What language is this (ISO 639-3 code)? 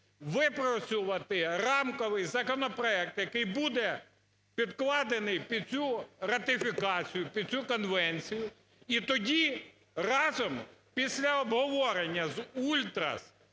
ukr